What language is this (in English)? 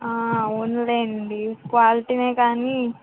Telugu